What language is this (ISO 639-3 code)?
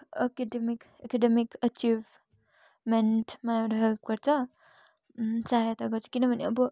nep